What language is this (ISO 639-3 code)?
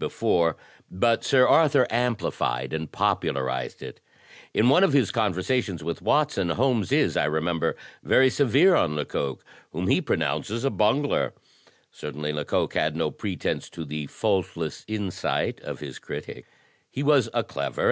eng